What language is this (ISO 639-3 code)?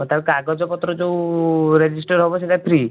ori